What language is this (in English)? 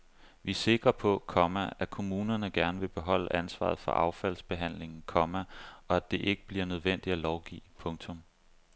Danish